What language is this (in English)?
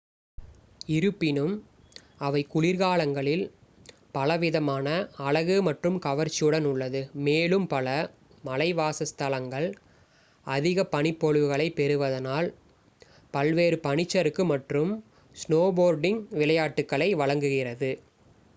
Tamil